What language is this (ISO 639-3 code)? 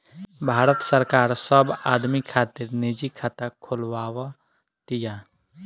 bho